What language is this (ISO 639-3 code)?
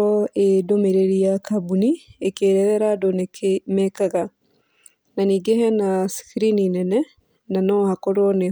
kik